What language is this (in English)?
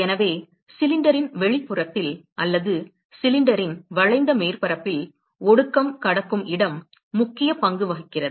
Tamil